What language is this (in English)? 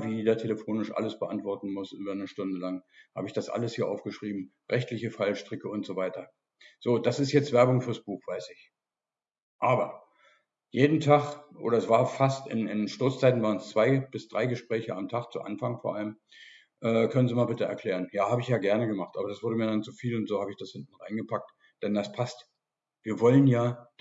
German